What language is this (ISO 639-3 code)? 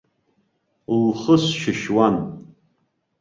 abk